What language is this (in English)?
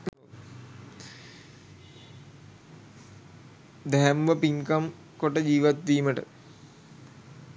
Sinhala